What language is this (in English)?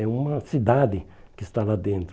Portuguese